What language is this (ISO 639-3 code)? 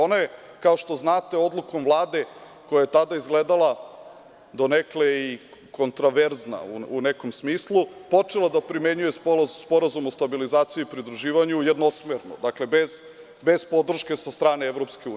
srp